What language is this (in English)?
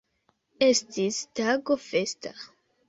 Esperanto